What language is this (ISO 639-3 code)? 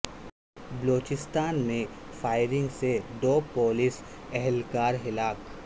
urd